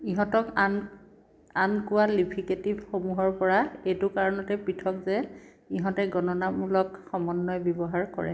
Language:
Assamese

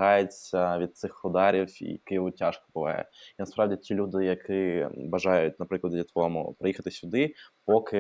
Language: Ukrainian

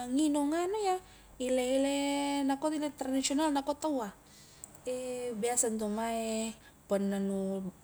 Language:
Highland Konjo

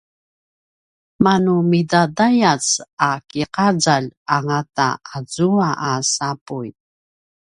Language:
Paiwan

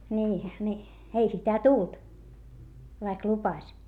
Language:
Finnish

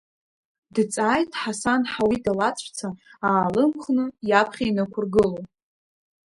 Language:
Abkhazian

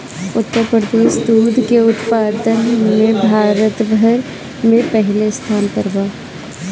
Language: Bhojpuri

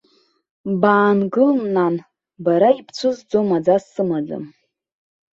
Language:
Abkhazian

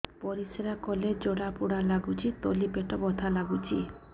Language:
Odia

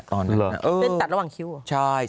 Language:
Thai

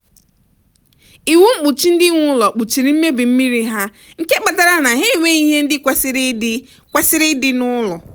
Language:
Igbo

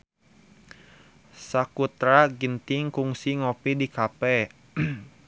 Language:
Sundanese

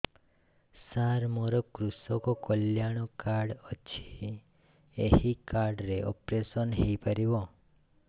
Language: Odia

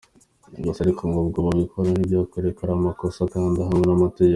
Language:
Kinyarwanda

